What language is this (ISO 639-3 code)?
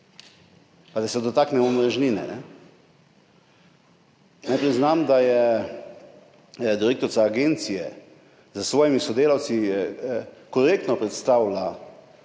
slv